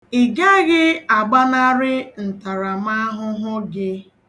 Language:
Igbo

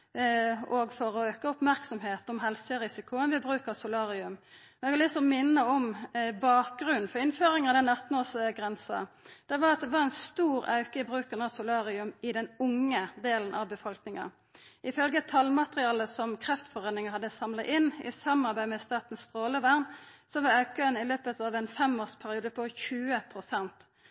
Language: Norwegian Nynorsk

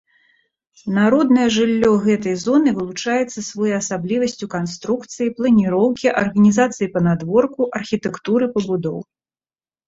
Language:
Belarusian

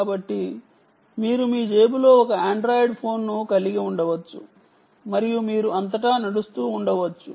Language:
Telugu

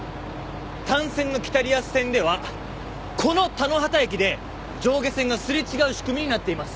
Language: Japanese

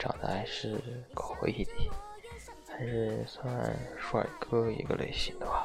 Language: Chinese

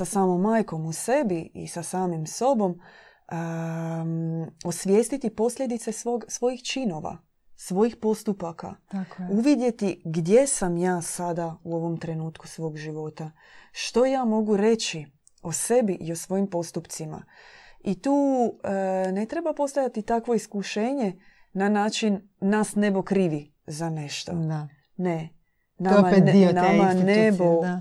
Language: Croatian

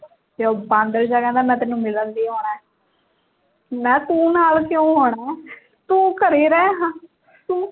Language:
Punjabi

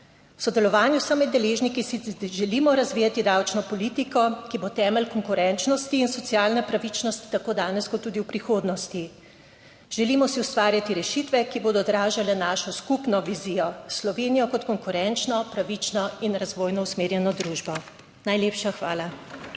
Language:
Slovenian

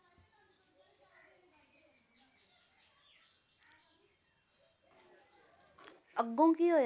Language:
Punjabi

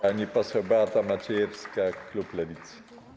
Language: Polish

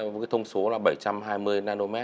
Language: Vietnamese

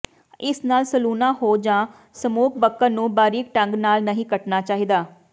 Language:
Punjabi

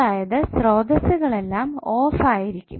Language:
Malayalam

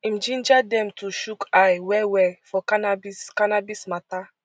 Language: Nigerian Pidgin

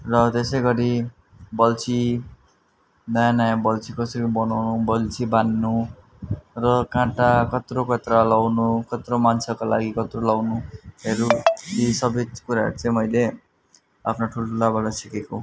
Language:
Nepali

